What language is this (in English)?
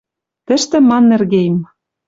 Western Mari